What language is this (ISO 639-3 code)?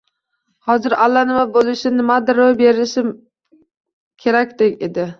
uzb